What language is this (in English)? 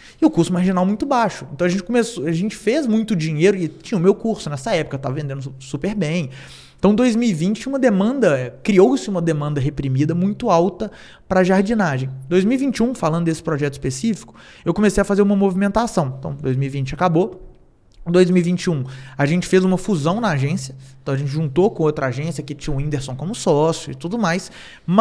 Portuguese